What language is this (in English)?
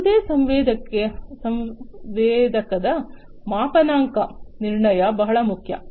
Kannada